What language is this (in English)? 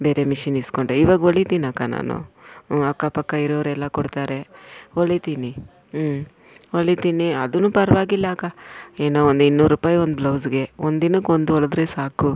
Kannada